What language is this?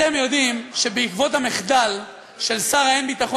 Hebrew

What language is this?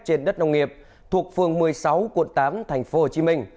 Vietnamese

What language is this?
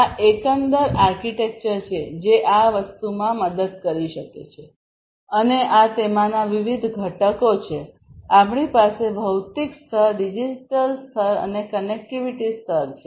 Gujarati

